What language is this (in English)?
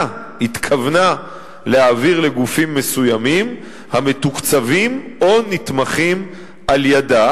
Hebrew